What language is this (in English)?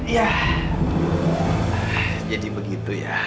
Indonesian